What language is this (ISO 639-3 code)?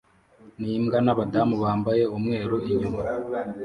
kin